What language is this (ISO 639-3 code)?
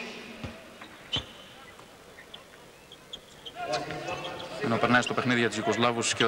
ell